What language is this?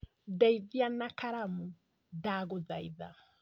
Kikuyu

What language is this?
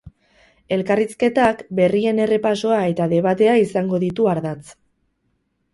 Basque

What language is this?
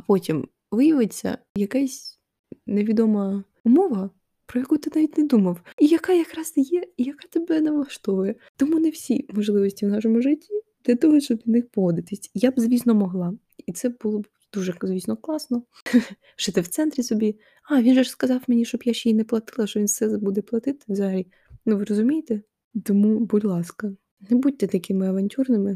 Ukrainian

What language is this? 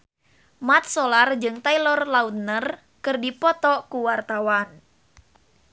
Sundanese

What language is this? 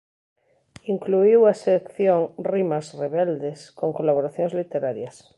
Galician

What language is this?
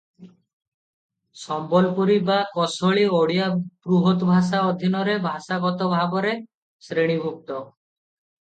Odia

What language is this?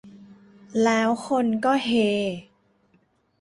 Thai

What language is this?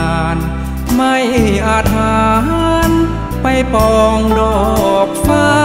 Thai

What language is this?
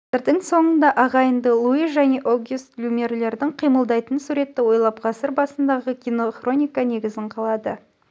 Kazakh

